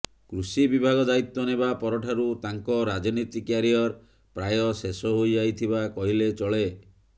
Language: Odia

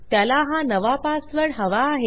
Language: Marathi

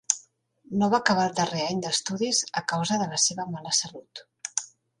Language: Catalan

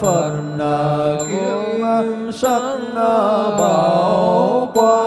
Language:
Vietnamese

